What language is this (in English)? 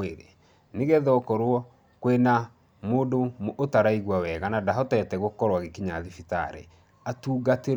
Kikuyu